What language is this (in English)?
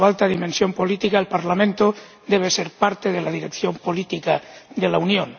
Spanish